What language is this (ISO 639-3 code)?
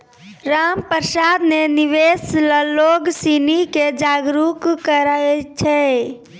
mai